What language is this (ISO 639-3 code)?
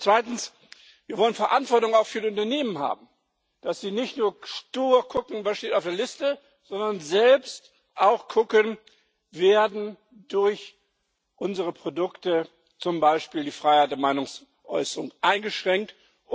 deu